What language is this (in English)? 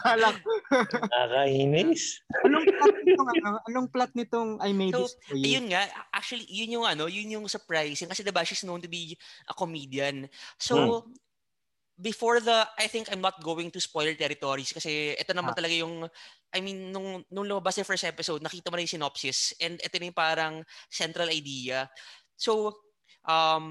Filipino